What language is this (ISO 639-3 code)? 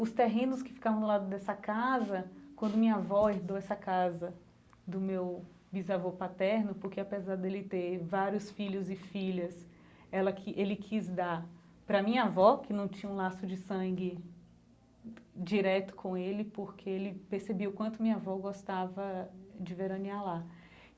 por